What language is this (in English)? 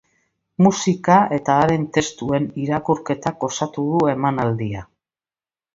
Basque